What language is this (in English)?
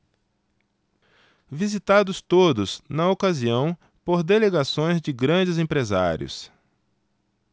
Portuguese